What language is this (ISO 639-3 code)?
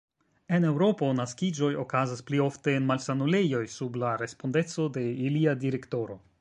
epo